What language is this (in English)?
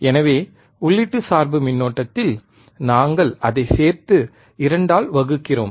Tamil